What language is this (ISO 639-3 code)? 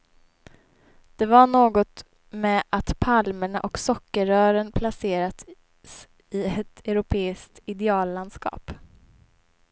swe